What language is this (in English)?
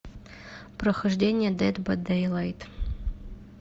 Russian